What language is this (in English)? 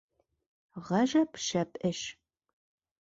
Bashkir